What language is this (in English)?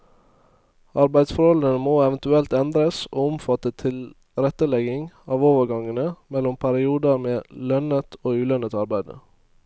Norwegian